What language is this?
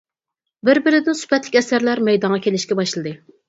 Uyghur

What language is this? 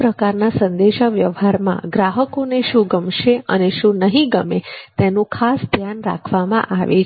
Gujarati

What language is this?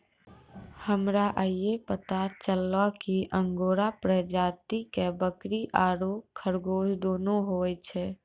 Maithili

